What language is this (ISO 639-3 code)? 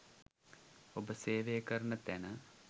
sin